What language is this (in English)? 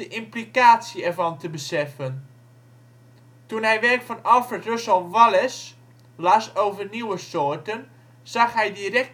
Dutch